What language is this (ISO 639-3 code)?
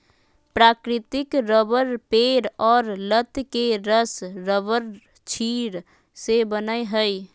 mag